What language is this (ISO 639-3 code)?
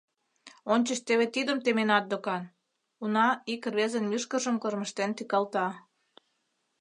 chm